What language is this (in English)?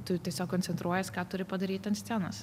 Lithuanian